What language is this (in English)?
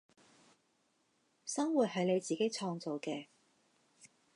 Cantonese